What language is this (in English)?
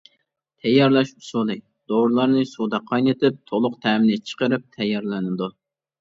Uyghur